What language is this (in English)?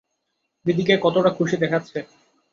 Bangla